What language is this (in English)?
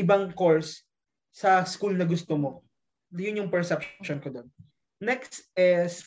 Filipino